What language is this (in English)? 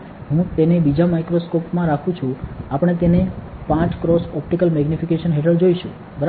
Gujarati